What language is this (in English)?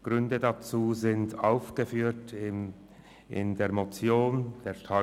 Swiss German